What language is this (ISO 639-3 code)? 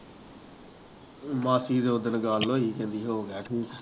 pan